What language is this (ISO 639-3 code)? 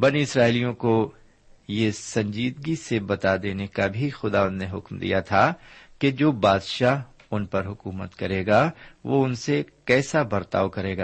urd